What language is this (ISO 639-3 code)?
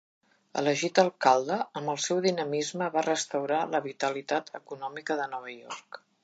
cat